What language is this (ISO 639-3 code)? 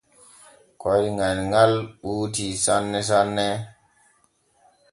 fue